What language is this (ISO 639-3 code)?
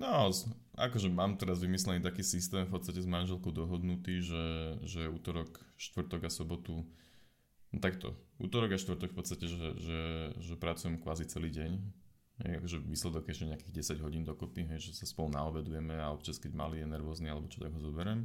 slk